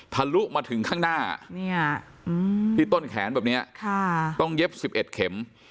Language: Thai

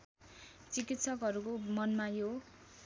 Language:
Nepali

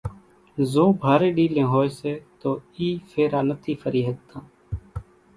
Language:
Kachi Koli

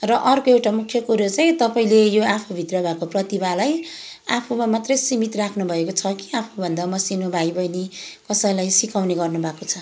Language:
Nepali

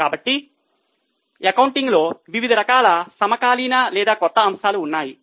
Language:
Telugu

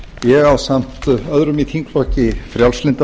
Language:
Icelandic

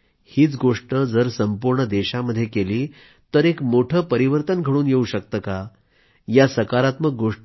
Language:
Marathi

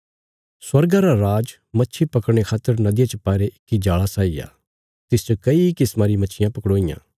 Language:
Bilaspuri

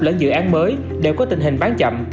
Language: Vietnamese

